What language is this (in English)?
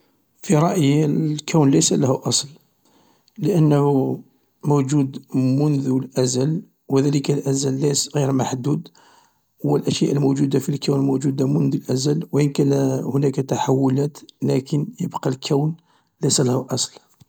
Algerian Arabic